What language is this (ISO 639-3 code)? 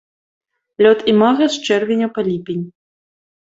bel